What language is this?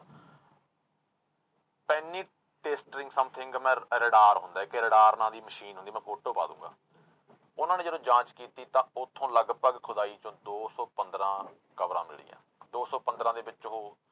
Punjabi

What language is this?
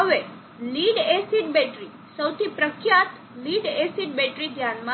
Gujarati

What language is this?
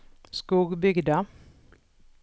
Norwegian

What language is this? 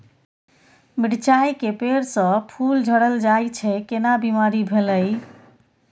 Maithili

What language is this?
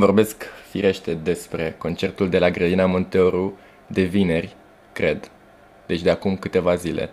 Romanian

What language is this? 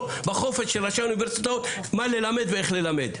Hebrew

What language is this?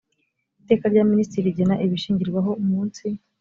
Kinyarwanda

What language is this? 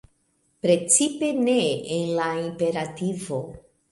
Esperanto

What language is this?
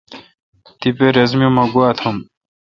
Kalkoti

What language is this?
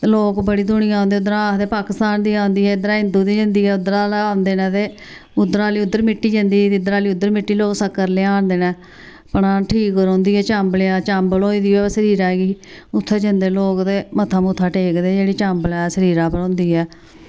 Dogri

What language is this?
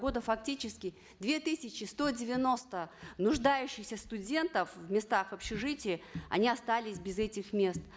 Kazakh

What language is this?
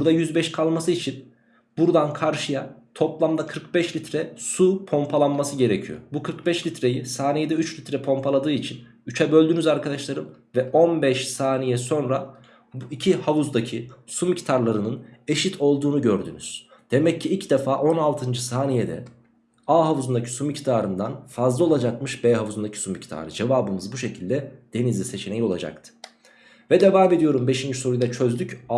Turkish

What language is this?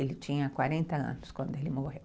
Portuguese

